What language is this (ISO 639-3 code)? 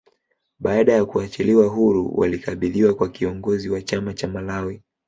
swa